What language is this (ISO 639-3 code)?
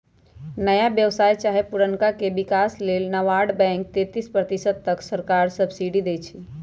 mag